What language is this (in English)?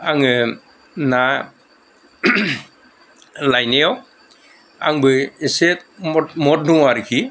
Bodo